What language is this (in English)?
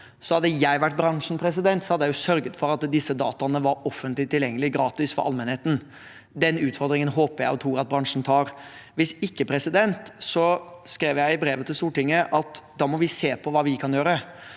Norwegian